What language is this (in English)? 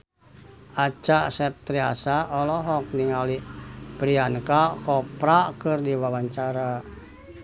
Sundanese